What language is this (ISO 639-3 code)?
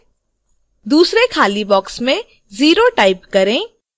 hin